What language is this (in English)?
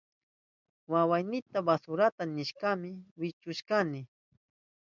Southern Pastaza Quechua